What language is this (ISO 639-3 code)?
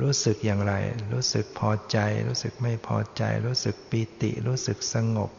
tha